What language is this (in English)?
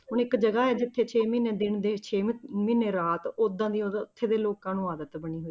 Punjabi